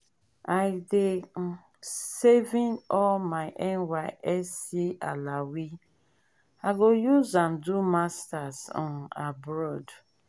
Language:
Nigerian Pidgin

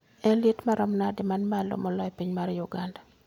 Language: Luo (Kenya and Tanzania)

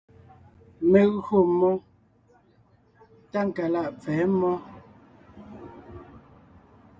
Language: Ngiemboon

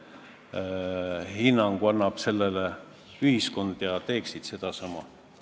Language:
Estonian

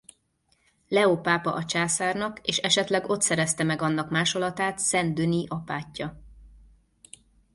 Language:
Hungarian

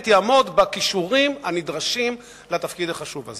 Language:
Hebrew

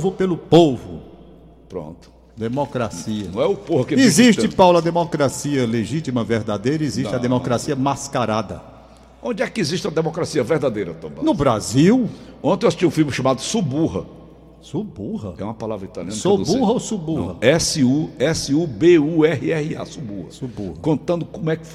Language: Portuguese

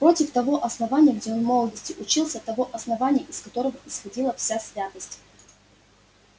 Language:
Russian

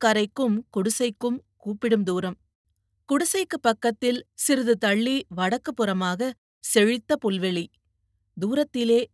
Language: Tamil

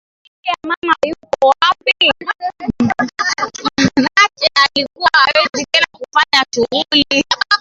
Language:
Swahili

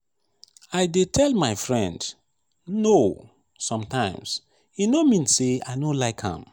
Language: Nigerian Pidgin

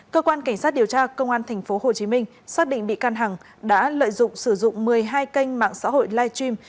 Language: Vietnamese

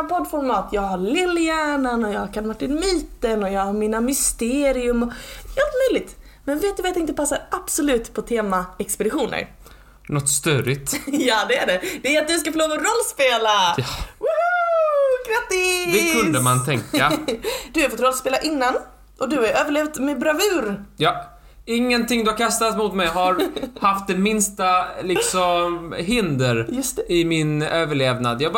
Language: Swedish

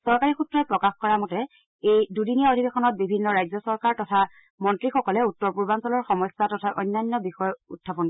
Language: Assamese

